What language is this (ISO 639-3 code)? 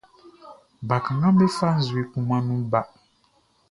bci